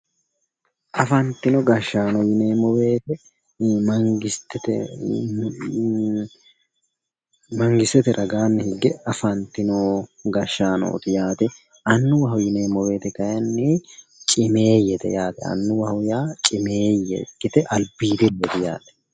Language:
Sidamo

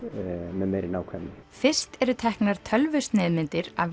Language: Icelandic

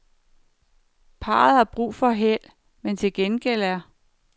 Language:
Danish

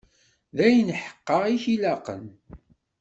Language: Kabyle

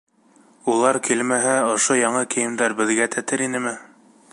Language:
Bashkir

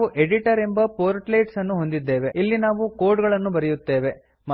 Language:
Kannada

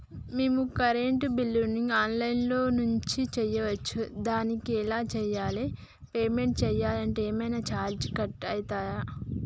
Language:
Telugu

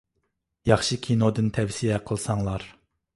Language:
Uyghur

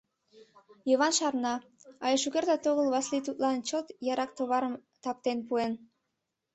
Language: Mari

